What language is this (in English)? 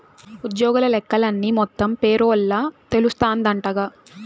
Telugu